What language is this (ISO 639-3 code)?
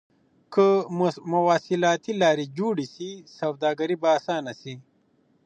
pus